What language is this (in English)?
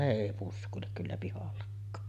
Finnish